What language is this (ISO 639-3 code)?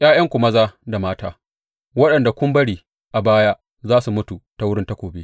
hau